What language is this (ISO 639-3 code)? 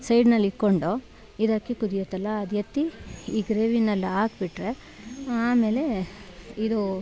kan